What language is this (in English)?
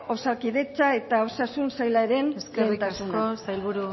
Basque